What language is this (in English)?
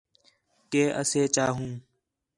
Khetrani